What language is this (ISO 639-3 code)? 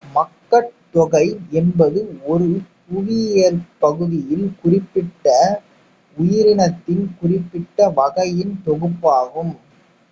tam